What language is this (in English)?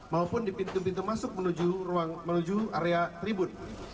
Indonesian